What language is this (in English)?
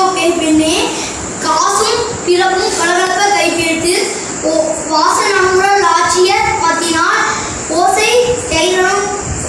Tamil